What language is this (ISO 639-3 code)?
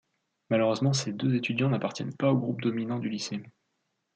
fra